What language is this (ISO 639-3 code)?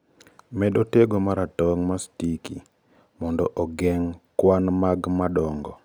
luo